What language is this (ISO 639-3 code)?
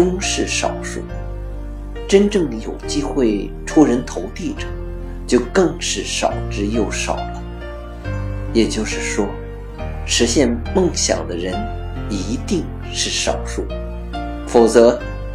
zho